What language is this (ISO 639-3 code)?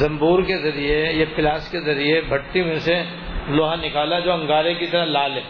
urd